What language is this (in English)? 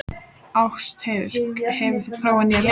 Icelandic